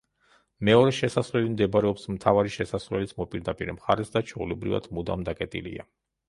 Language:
Georgian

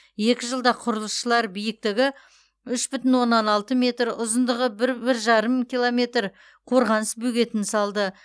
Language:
Kazakh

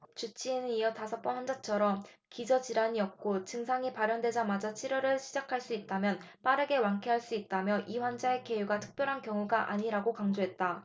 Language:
Korean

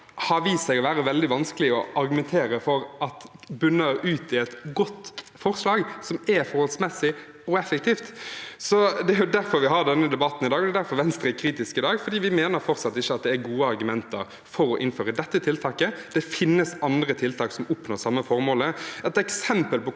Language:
Norwegian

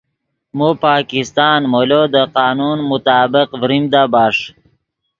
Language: Yidgha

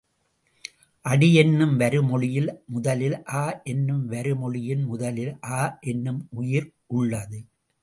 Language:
Tamil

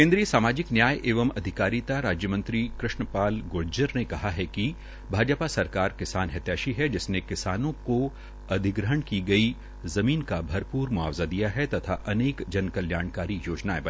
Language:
Hindi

